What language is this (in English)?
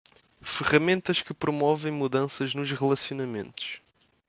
Portuguese